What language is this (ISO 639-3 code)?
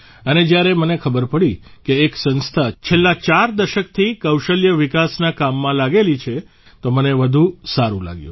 guj